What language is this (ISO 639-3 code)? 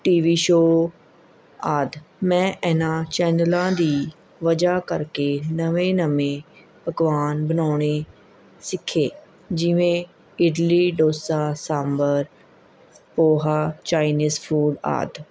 pan